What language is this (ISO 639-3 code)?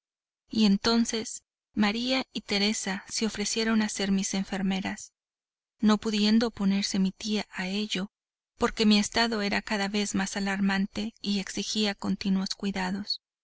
spa